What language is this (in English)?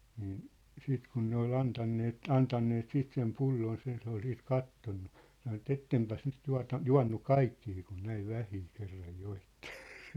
Finnish